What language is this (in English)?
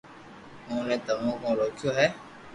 Loarki